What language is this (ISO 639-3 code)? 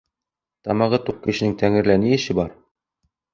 bak